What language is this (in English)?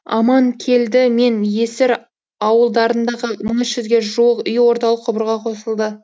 Kazakh